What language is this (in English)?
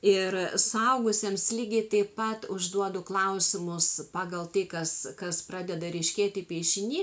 Lithuanian